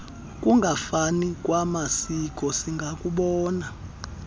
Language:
Xhosa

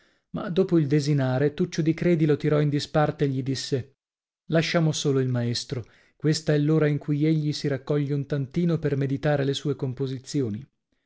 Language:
Italian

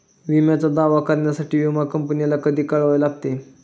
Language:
Marathi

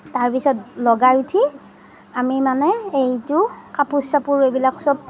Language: Assamese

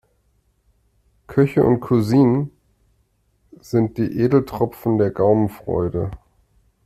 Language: German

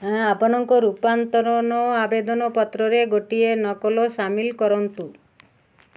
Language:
Odia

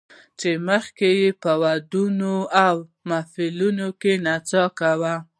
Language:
Pashto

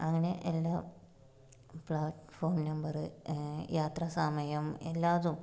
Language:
Malayalam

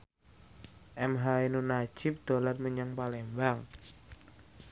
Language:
Javanese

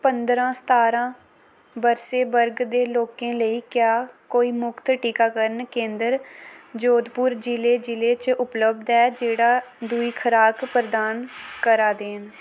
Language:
Dogri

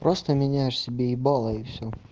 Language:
Russian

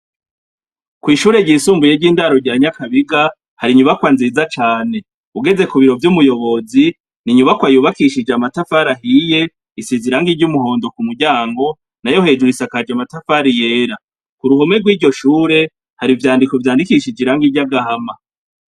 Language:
Rundi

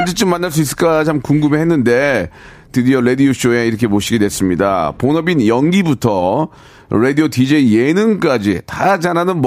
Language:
Korean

